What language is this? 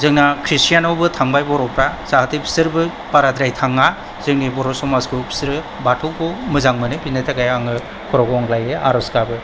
Bodo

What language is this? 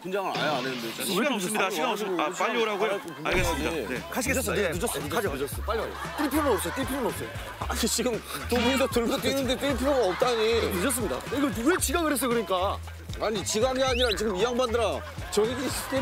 Korean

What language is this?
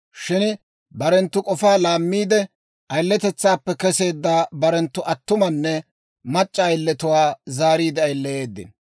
Dawro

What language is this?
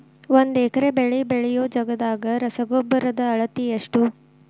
Kannada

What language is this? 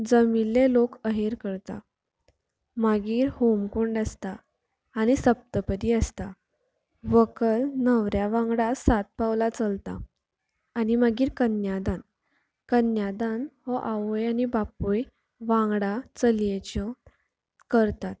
Konkani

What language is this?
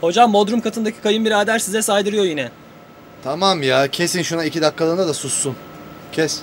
Turkish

